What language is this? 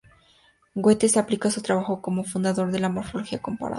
Spanish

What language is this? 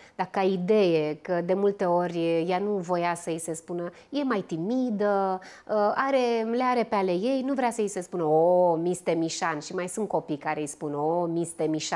Romanian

